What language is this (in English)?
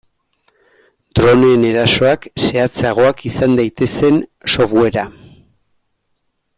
Basque